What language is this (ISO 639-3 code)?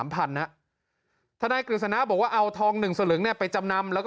tha